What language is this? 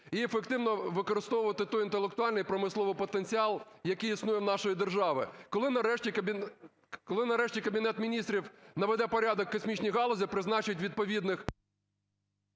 Ukrainian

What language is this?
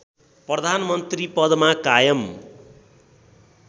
Nepali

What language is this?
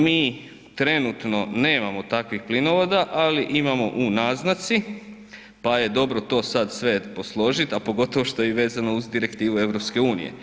Croatian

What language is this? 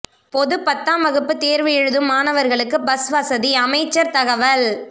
Tamil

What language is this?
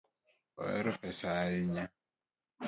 Luo (Kenya and Tanzania)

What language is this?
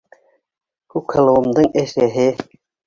Bashkir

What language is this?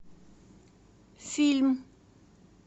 Russian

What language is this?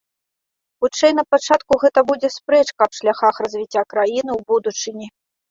Belarusian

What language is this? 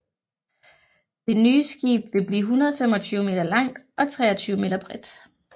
Danish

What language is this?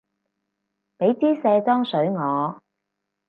Cantonese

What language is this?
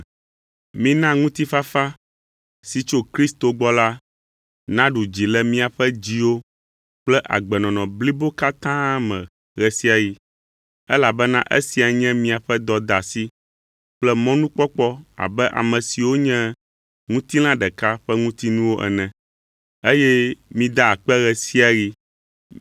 Ewe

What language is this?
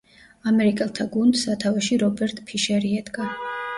Georgian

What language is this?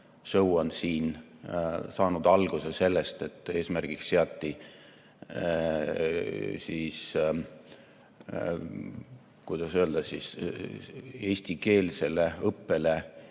Estonian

